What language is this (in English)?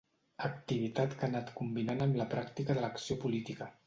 Catalan